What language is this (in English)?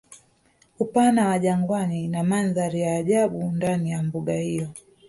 Swahili